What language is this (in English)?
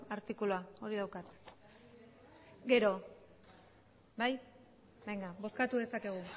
Basque